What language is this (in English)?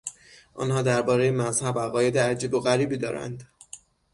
Persian